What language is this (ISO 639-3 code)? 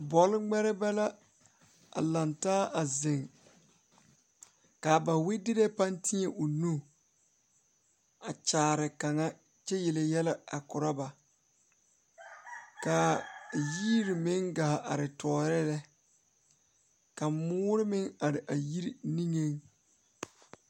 dga